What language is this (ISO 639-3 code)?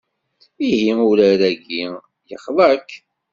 kab